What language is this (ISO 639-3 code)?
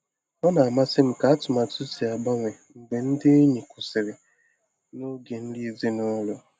ibo